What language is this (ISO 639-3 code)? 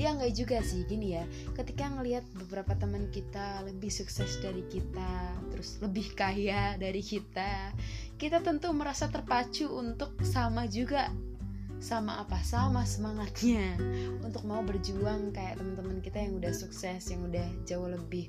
ind